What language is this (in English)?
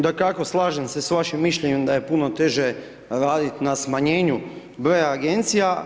Croatian